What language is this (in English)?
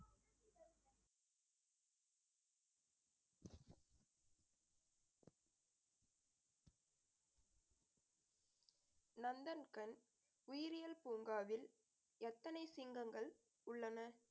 Tamil